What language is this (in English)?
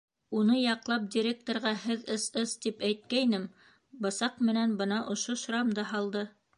Bashkir